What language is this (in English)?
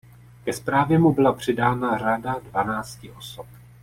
Czech